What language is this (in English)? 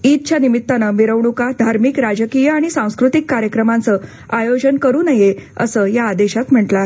Marathi